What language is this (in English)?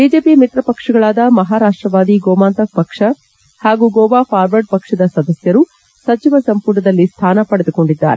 Kannada